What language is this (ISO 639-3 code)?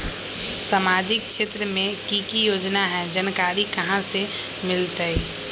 mag